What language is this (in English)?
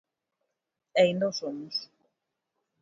Galician